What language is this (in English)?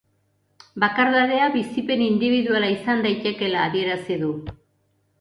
Basque